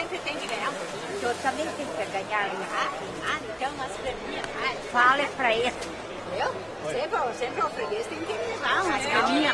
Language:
Portuguese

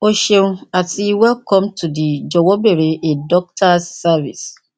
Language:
Yoruba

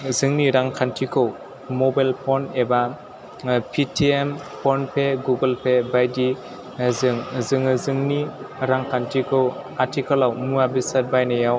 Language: Bodo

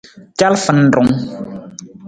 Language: Nawdm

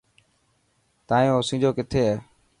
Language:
Dhatki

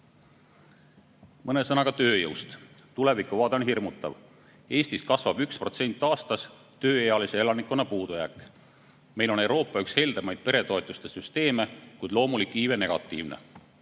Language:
Estonian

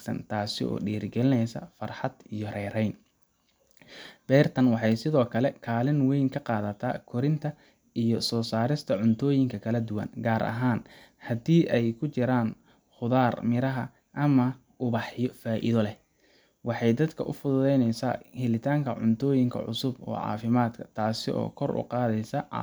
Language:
Somali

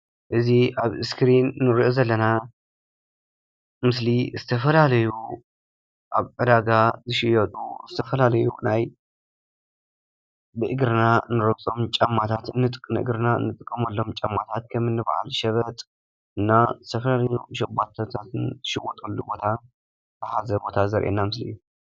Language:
Tigrinya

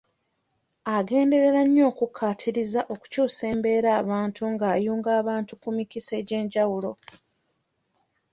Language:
Ganda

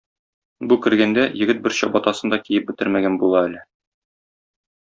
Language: Tatar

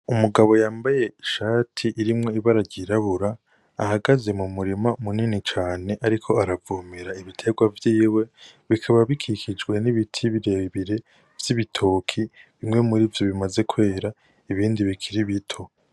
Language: Rundi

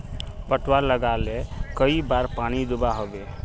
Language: Magahi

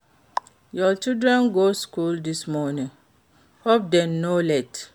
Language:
Nigerian Pidgin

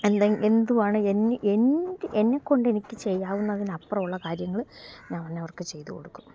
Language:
Malayalam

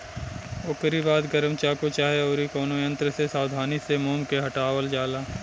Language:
Bhojpuri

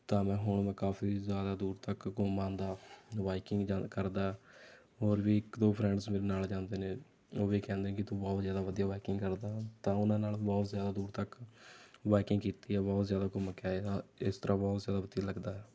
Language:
Punjabi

